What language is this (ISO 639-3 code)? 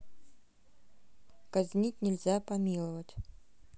rus